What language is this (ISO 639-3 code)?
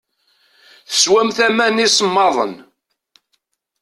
kab